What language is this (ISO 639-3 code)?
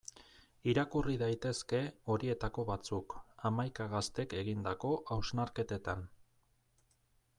eus